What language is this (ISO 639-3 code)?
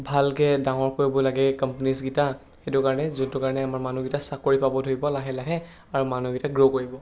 asm